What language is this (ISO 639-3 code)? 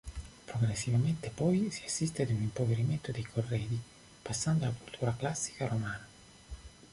ita